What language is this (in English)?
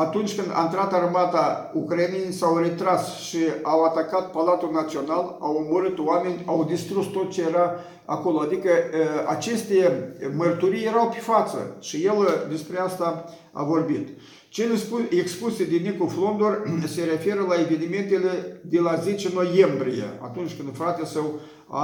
Romanian